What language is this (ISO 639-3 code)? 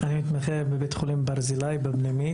heb